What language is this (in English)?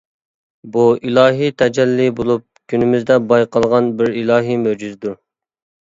Uyghur